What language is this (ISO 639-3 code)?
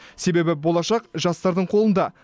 kaz